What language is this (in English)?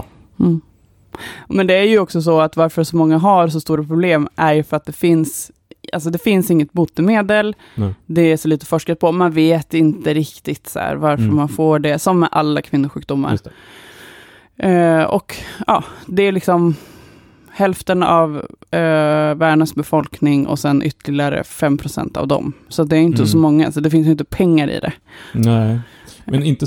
Swedish